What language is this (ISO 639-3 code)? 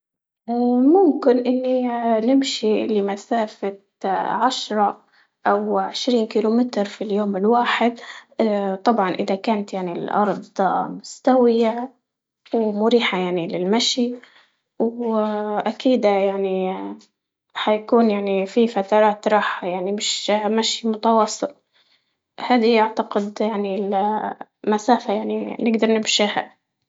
ayl